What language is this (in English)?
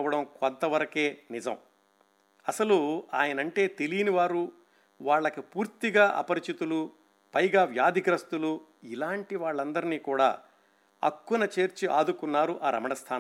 Telugu